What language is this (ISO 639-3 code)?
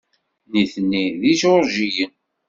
kab